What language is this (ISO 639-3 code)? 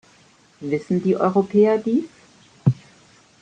deu